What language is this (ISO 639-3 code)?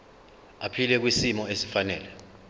zul